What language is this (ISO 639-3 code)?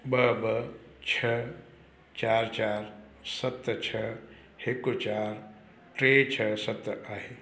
snd